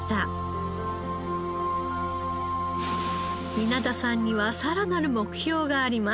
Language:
Japanese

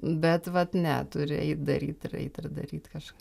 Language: Lithuanian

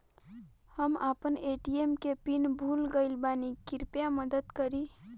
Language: Bhojpuri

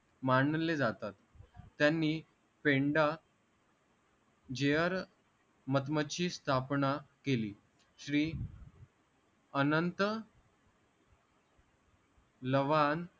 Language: Marathi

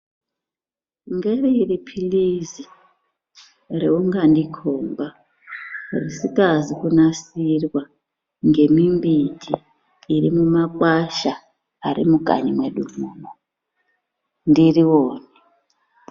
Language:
Ndau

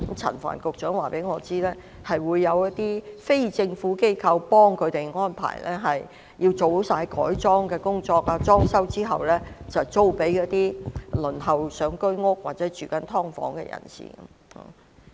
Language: Cantonese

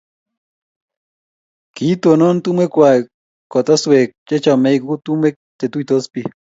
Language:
Kalenjin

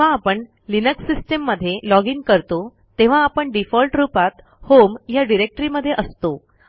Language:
Marathi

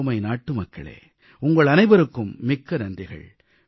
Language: Tamil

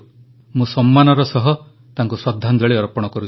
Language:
Odia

